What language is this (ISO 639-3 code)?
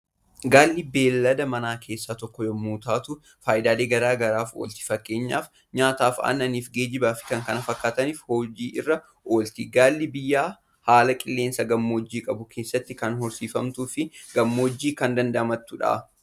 orm